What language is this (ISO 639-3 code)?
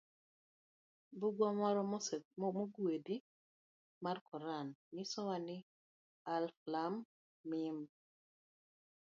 luo